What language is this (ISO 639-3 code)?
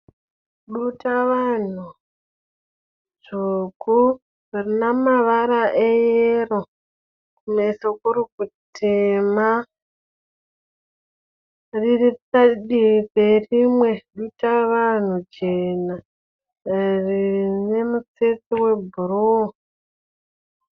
sna